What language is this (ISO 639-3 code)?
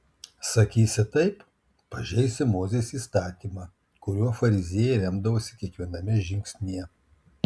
lit